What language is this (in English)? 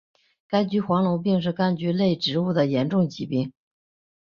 Chinese